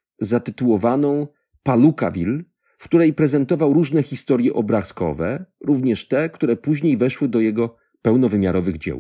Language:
Polish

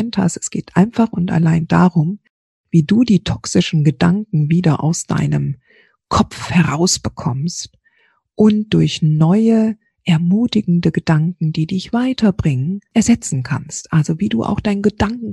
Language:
German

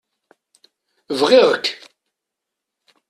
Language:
Kabyle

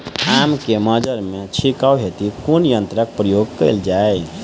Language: Maithili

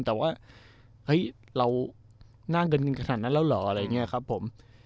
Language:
Thai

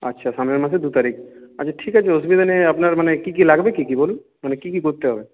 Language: Bangla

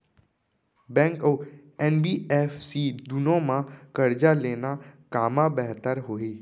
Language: Chhattisgarhi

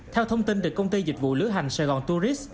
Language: Vietnamese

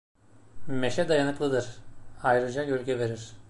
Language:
Turkish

